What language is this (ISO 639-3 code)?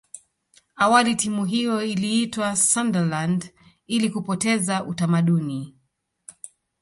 swa